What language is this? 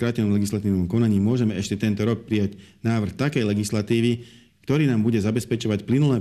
Slovak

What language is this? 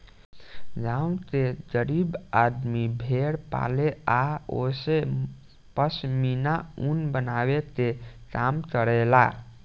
Bhojpuri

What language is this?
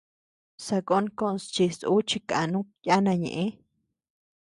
Tepeuxila Cuicatec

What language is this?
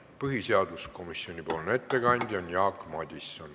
Estonian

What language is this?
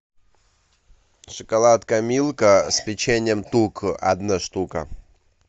Russian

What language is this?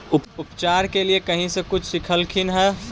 Magahi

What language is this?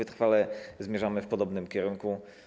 Polish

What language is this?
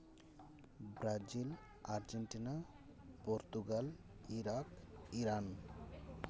Santali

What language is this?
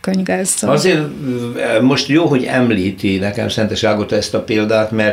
Hungarian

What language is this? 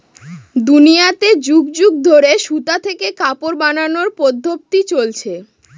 Bangla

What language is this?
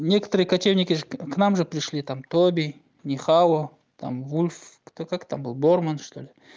Russian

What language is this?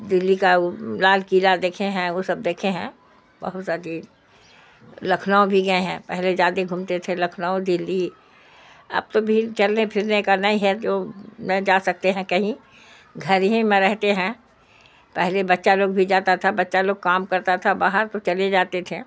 Urdu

